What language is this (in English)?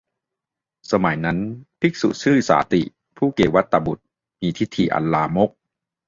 Thai